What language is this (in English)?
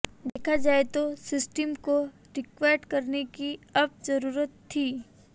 Hindi